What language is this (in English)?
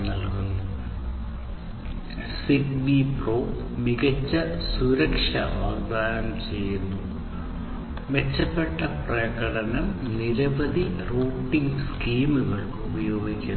Malayalam